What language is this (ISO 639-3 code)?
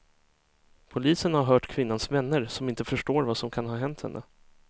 swe